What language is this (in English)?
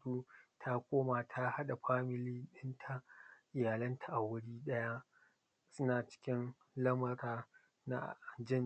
Hausa